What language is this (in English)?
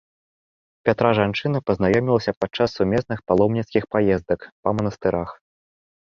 Belarusian